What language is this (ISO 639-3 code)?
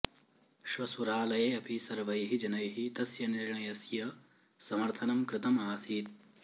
san